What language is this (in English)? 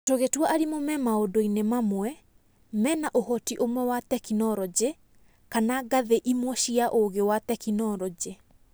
Kikuyu